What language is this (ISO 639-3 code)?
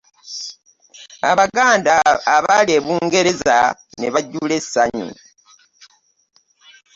lug